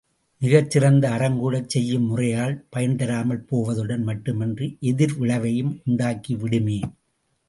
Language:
Tamil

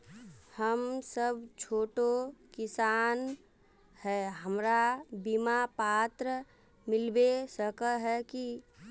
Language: Magahi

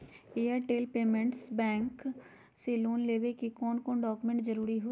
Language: Magahi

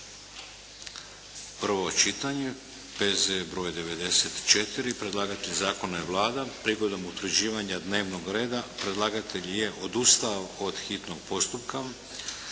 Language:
Croatian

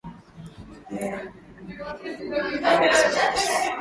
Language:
Swahili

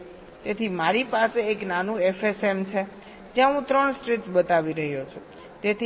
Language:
Gujarati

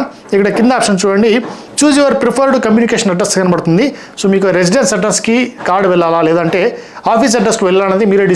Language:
Telugu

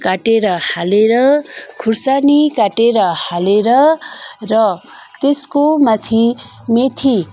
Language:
Nepali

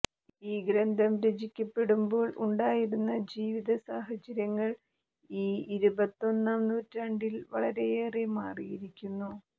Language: Malayalam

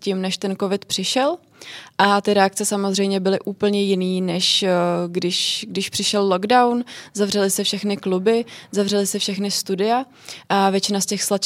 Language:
Czech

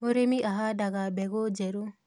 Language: Kikuyu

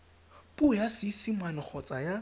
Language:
Tswana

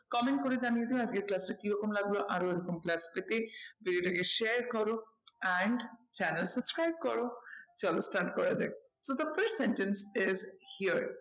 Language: Bangla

